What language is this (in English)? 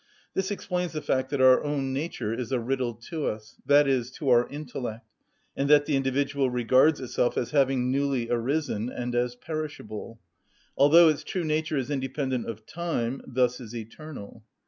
English